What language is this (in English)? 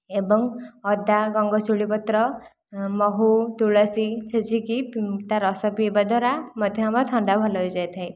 Odia